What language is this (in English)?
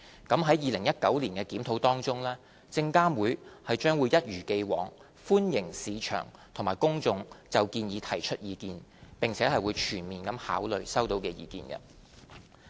Cantonese